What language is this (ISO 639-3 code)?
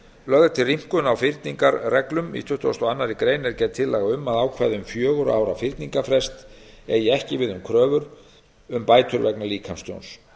isl